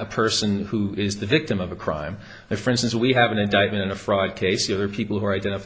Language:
English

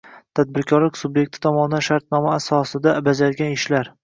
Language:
Uzbek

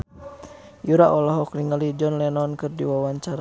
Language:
Sundanese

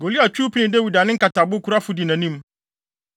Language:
Akan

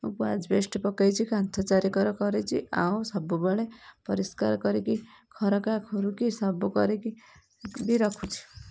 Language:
Odia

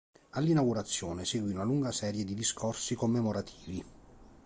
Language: Italian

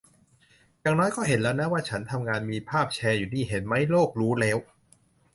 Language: Thai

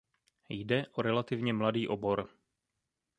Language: Czech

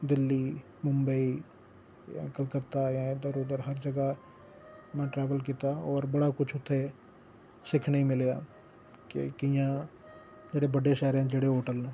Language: Dogri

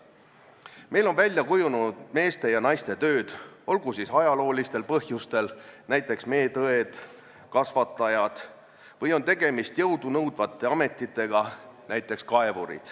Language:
Estonian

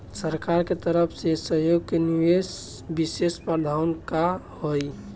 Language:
Bhojpuri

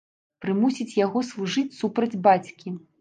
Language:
Belarusian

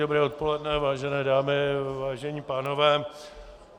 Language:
Czech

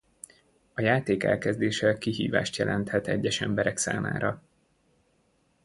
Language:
Hungarian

